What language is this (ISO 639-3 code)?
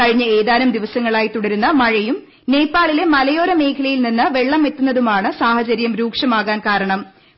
mal